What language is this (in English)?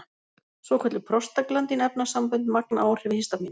Icelandic